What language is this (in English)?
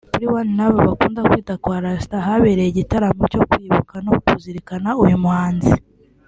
Kinyarwanda